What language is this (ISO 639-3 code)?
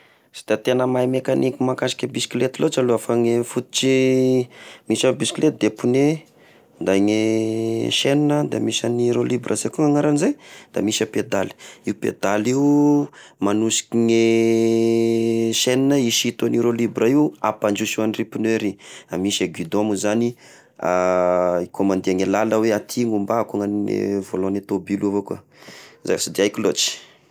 tkg